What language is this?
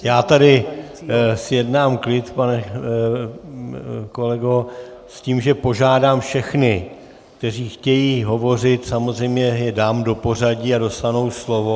Czech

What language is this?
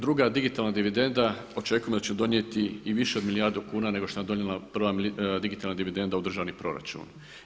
Croatian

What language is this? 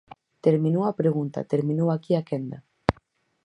Galician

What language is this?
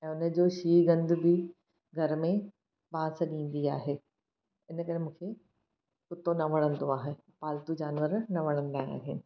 Sindhi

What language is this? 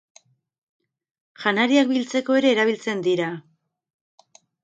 Basque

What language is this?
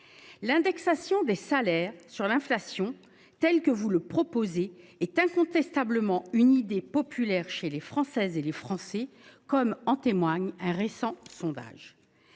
French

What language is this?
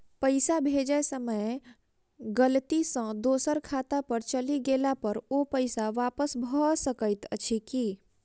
Maithili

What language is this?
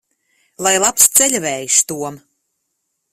Latvian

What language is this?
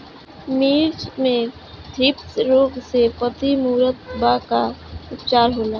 Bhojpuri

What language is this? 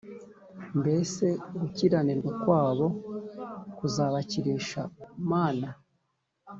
Kinyarwanda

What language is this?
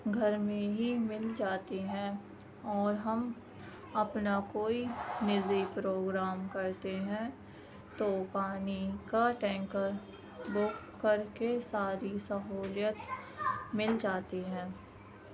Urdu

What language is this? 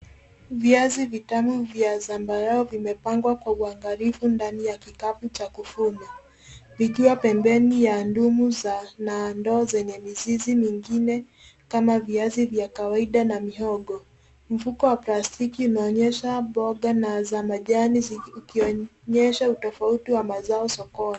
Swahili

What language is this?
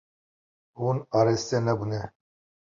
Kurdish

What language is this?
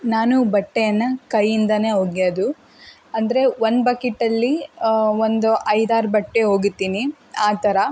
Kannada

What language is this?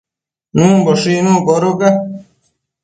Matsés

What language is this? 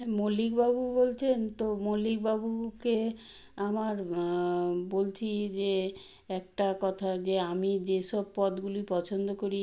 Bangla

